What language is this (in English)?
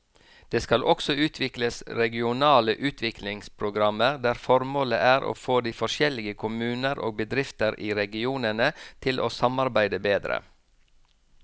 Norwegian